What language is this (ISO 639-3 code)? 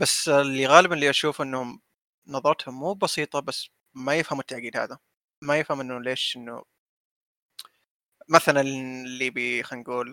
ara